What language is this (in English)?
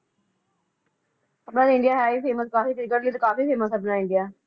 Punjabi